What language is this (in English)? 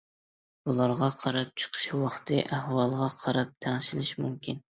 Uyghur